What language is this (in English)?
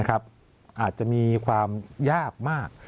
Thai